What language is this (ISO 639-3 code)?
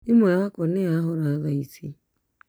kik